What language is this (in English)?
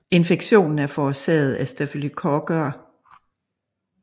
Danish